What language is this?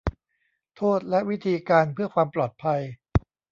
Thai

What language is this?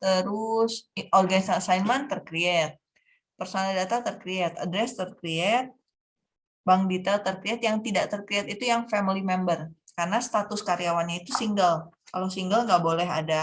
Indonesian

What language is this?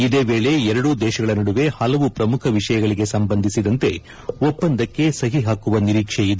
Kannada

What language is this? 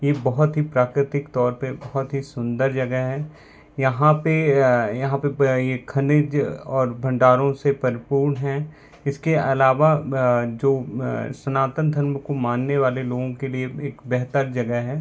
Hindi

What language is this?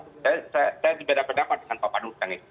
Indonesian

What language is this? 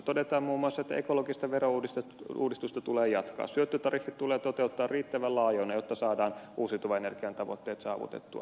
Finnish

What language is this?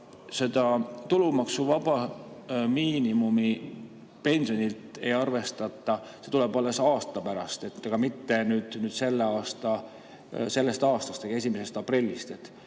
Estonian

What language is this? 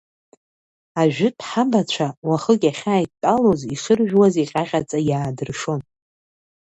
Abkhazian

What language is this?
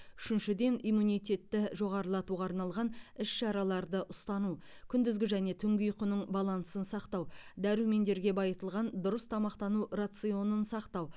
Kazakh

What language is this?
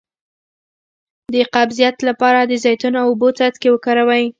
Pashto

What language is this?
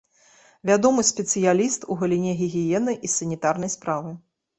Belarusian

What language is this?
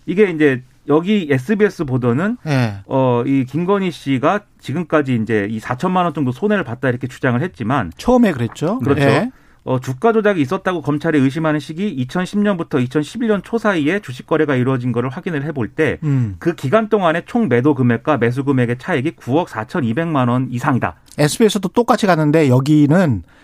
Korean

